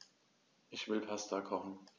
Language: German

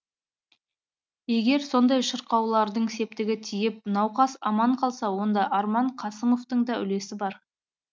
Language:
Kazakh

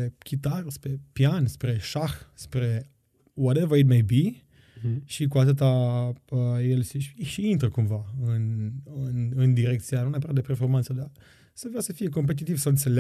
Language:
Romanian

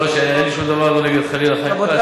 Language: Hebrew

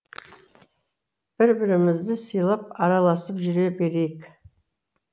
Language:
Kazakh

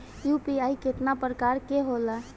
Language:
Bhojpuri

